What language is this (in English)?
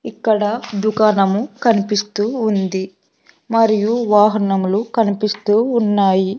Telugu